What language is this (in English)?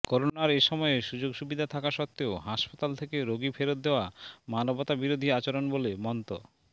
Bangla